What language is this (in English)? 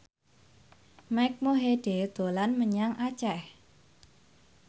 Javanese